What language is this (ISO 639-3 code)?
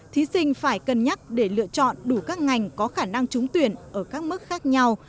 vie